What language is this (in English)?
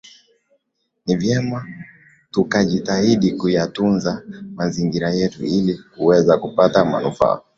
Swahili